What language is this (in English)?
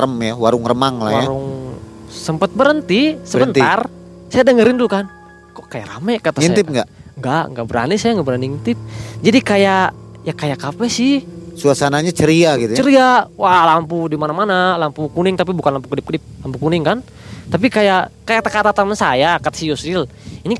Indonesian